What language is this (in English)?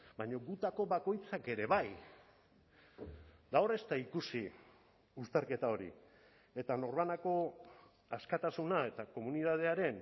Basque